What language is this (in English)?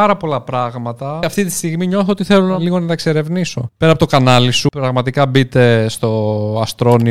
Greek